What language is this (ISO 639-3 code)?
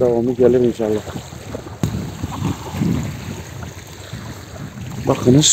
tur